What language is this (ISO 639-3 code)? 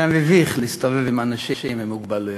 heb